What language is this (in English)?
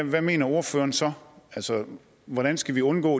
Danish